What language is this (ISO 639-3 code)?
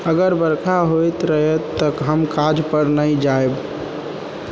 mai